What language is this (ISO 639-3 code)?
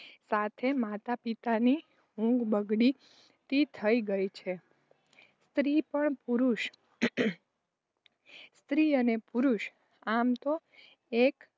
guj